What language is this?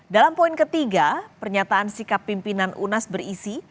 Indonesian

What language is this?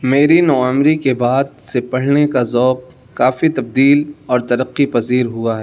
Urdu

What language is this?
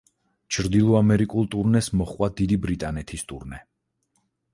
Georgian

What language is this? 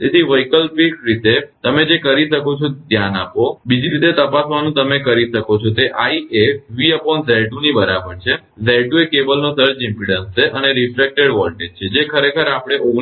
Gujarati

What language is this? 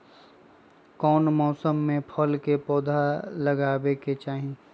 Magahi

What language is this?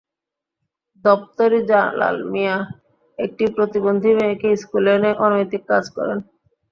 Bangla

